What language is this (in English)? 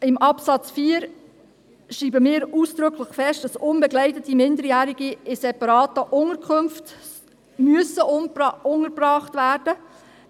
Swiss German